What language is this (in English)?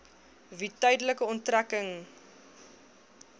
Afrikaans